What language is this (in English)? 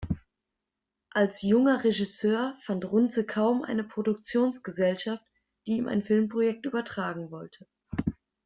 German